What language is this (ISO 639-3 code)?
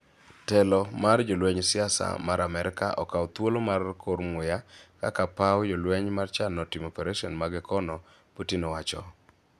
luo